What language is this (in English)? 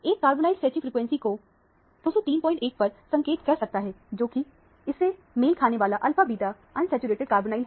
Hindi